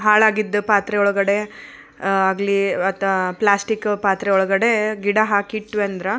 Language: Kannada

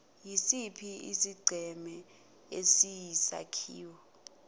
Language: Zulu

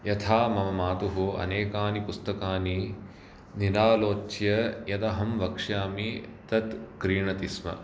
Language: Sanskrit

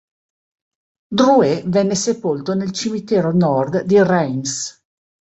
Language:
Italian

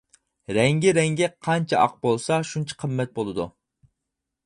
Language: Uyghur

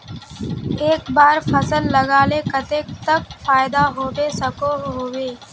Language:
Magahi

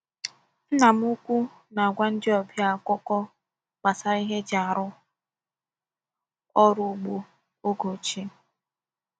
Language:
Igbo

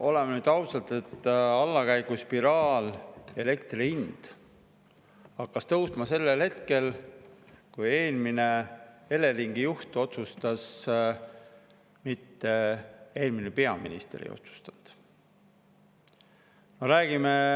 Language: Estonian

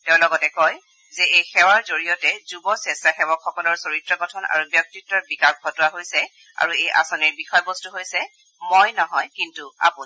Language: Assamese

